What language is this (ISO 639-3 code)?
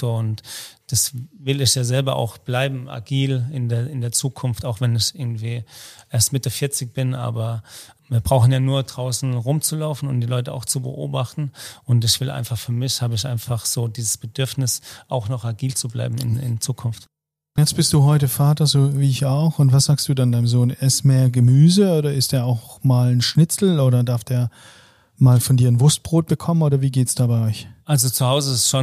deu